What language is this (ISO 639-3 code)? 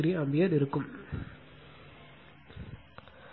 tam